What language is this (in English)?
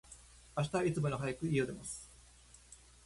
Japanese